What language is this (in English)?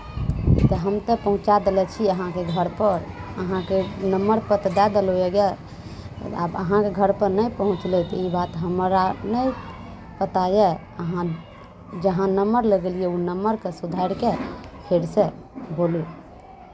Maithili